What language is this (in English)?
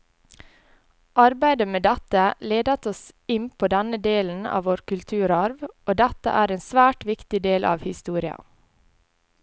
Norwegian